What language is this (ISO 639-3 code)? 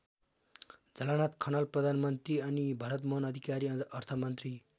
nep